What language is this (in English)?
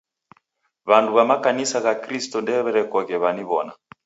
Taita